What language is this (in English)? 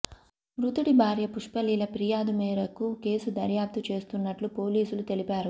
Telugu